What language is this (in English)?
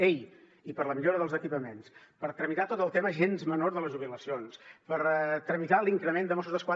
Catalan